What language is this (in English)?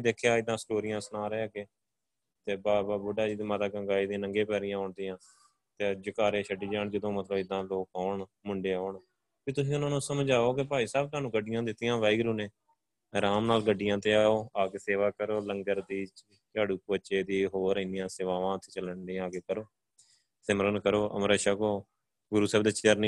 Punjabi